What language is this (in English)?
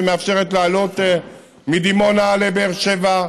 Hebrew